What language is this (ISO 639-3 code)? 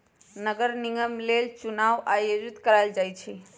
mag